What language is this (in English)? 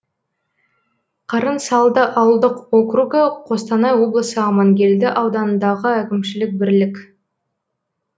Kazakh